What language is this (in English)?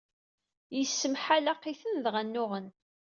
Kabyle